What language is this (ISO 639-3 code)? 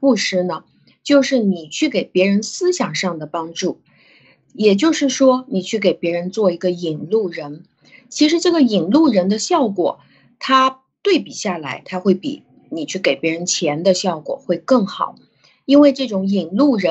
zho